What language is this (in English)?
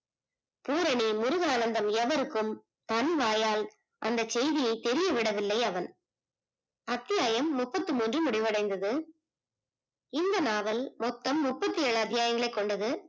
Tamil